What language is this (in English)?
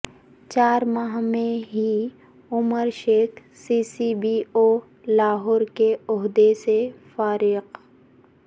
Urdu